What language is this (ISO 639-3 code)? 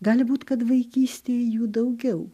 lit